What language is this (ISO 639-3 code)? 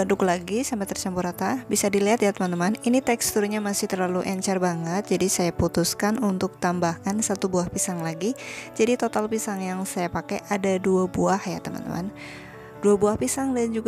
ind